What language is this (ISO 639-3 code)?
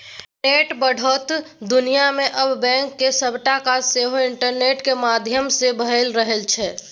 mai